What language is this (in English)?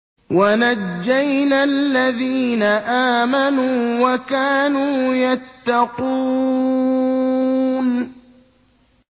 Arabic